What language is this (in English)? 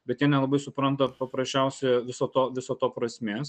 Lithuanian